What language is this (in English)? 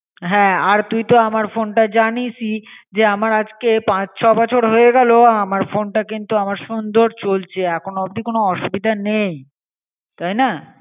Bangla